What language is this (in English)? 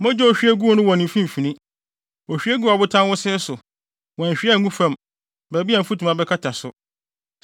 Akan